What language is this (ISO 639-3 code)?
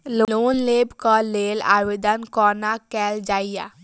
mai